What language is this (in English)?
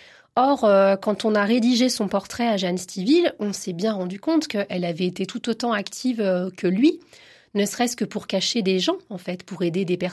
French